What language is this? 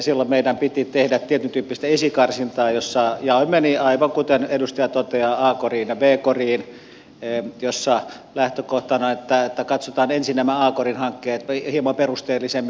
Finnish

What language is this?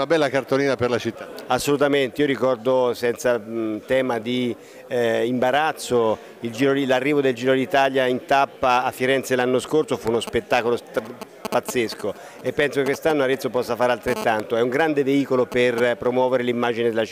Italian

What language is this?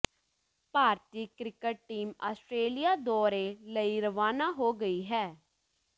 Punjabi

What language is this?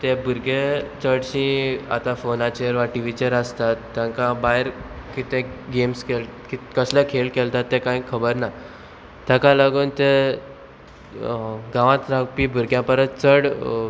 Konkani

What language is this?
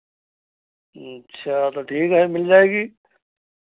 Hindi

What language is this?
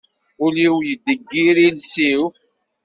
Kabyle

